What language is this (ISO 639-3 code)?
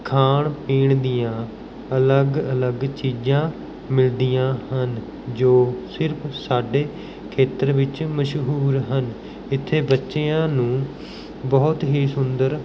pan